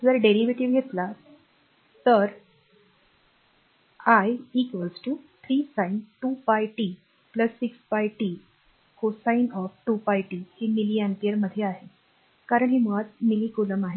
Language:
Marathi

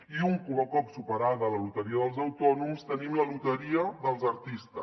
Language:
Catalan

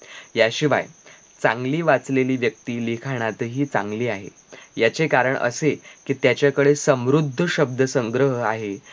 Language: Marathi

